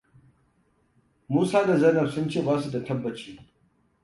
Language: Hausa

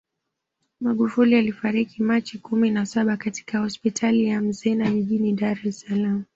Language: Swahili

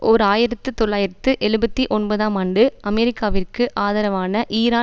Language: Tamil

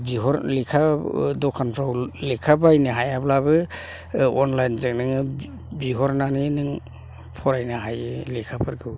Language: Bodo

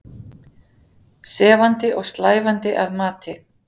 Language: Icelandic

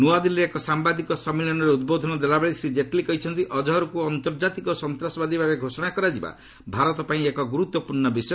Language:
Odia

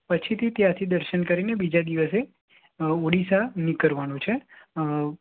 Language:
Gujarati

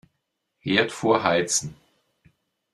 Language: German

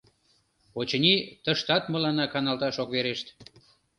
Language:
Mari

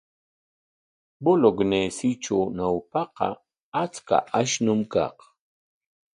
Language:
Corongo Ancash Quechua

